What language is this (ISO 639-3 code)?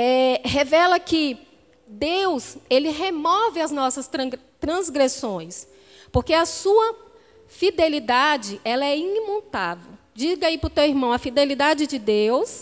por